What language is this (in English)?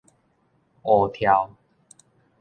Min Nan Chinese